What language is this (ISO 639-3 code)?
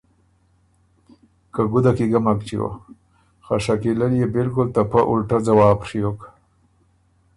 oru